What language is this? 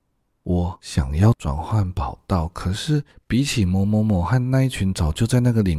Chinese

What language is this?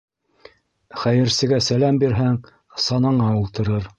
Bashkir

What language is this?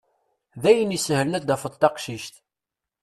Kabyle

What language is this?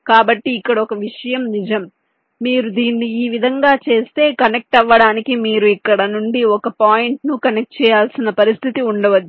Telugu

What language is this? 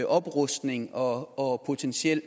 Danish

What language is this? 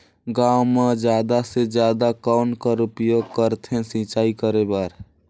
Chhattisgarhi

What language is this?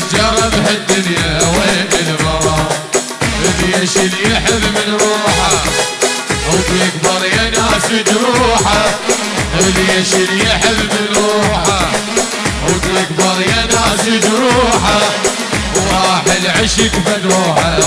Arabic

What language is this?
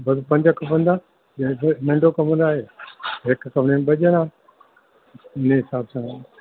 Sindhi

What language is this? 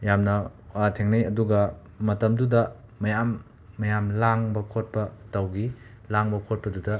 Manipuri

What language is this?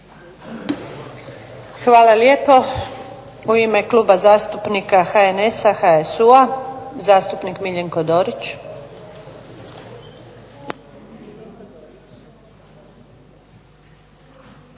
Croatian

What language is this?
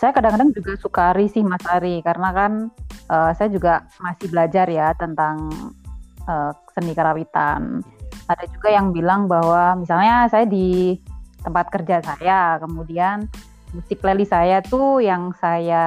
Indonesian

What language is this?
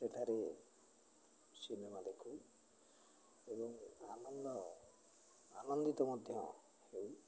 Odia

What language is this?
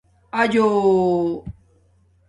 Domaaki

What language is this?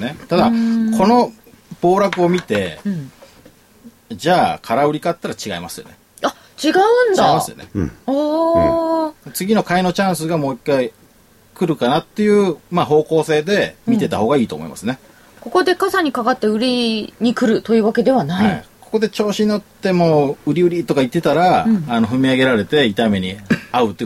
Japanese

